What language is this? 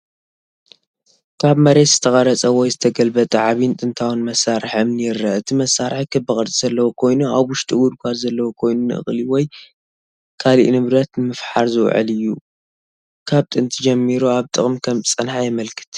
Tigrinya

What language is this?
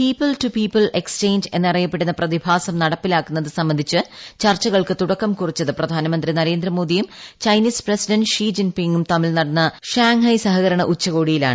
Malayalam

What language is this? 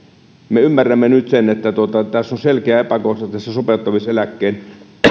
Finnish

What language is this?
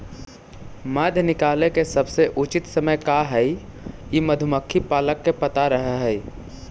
Magahi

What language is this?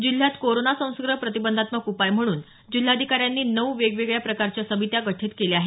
Marathi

